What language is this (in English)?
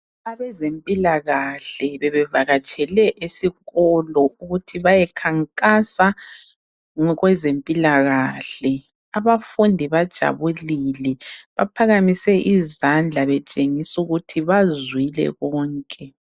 North Ndebele